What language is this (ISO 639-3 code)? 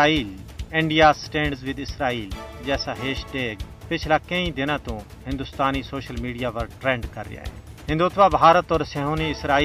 urd